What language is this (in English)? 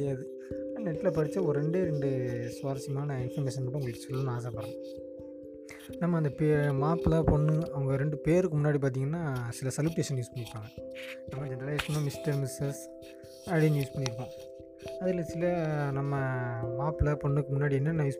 Tamil